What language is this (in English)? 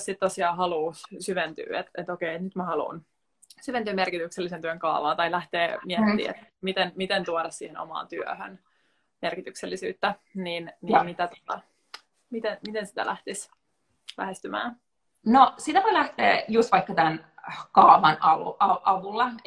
Finnish